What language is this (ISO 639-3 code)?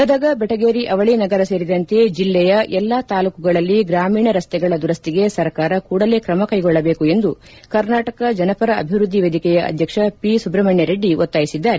kan